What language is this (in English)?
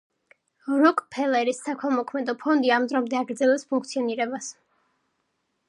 Georgian